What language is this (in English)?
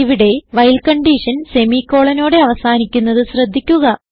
Malayalam